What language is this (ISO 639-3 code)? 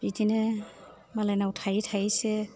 brx